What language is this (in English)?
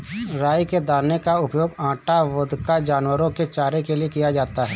Hindi